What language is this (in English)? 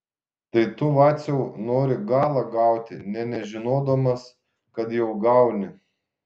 Lithuanian